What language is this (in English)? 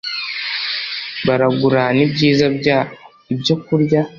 Kinyarwanda